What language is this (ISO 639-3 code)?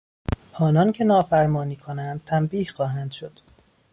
fas